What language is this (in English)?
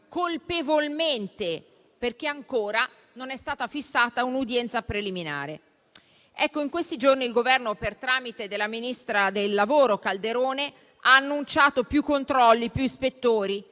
Italian